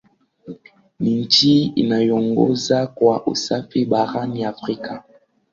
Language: Swahili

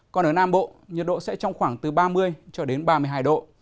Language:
Vietnamese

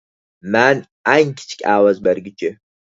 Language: Uyghur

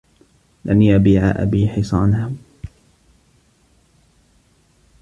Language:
Arabic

